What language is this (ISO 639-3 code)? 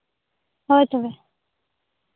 sat